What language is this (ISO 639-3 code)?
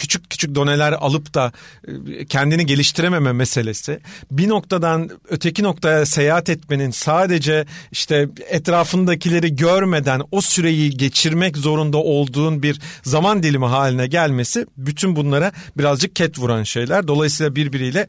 tur